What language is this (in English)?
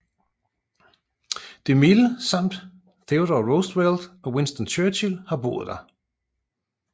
Danish